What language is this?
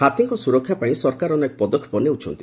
Odia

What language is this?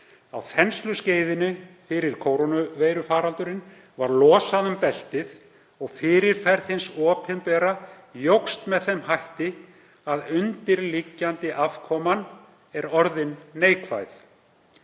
Icelandic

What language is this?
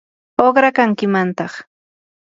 Yanahuanca Pasco Quechua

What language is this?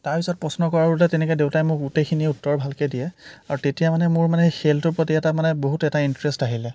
Assamese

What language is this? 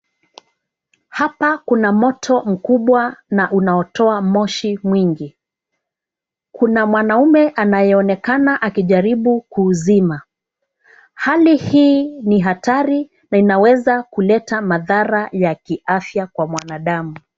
Swahili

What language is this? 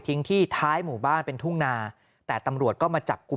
Thai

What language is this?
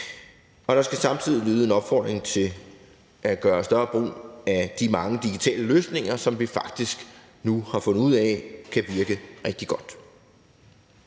Danish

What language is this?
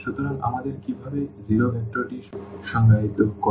Bangla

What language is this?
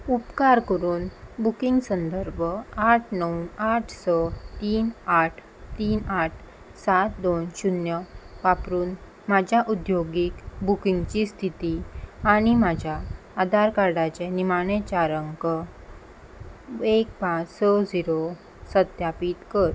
Konkani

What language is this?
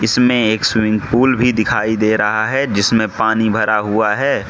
Hindi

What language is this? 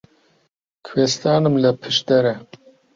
Central Kurdish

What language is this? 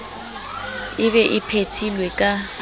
Southern Sotho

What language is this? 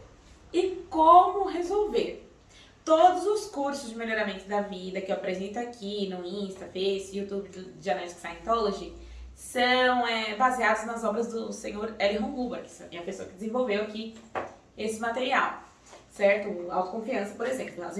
Portuguese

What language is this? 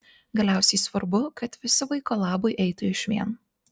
Lithuanian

